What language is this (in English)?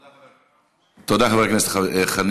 Hebrew